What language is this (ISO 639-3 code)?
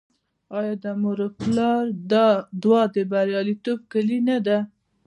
pus